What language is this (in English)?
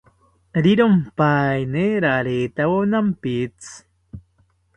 South Ucayali Ashéninka